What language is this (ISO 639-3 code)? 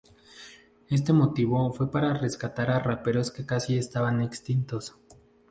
spa